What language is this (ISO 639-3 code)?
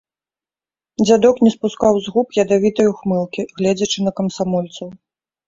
bel